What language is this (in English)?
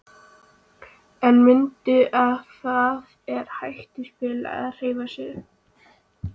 Icelandic